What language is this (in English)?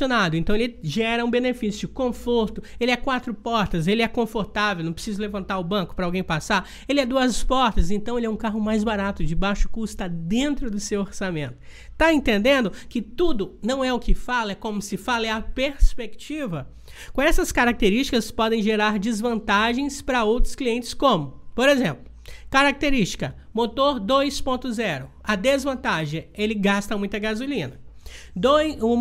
Portuguese